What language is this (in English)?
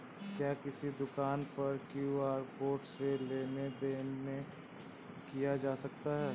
Hindi